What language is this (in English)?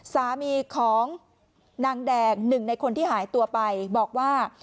Thai